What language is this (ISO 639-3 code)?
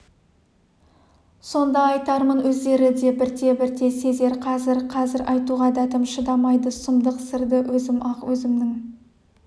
kaz